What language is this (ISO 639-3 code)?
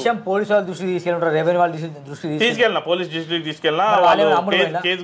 tel